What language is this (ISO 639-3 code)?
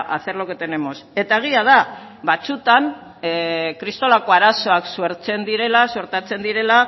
eus